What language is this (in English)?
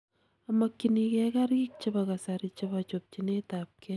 Kalenjin